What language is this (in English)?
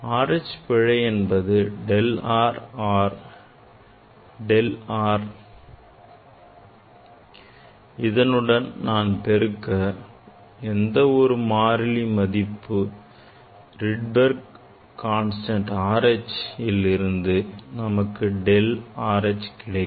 Tamil